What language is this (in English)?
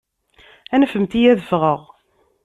Kabyle